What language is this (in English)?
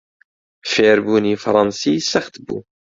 Central Kurdish